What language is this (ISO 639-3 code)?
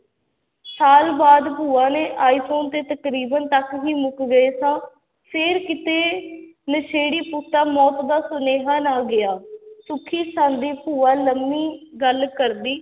pan